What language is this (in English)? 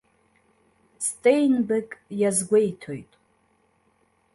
Abkhazian